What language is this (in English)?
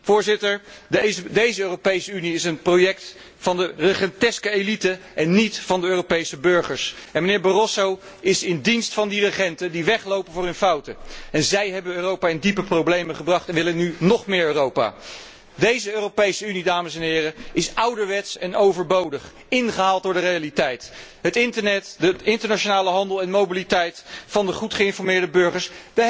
Dutch